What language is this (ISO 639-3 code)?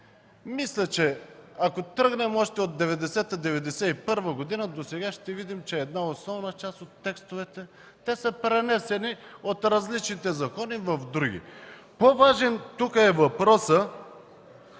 bul